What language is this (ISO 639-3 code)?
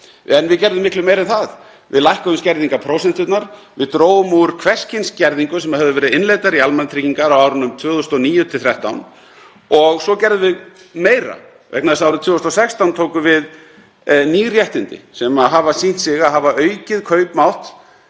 isl